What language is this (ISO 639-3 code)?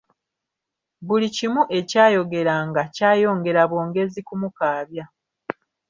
lug